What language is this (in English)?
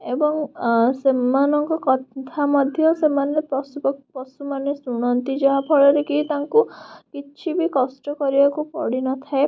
Odia